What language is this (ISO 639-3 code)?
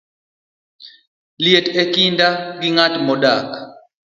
luo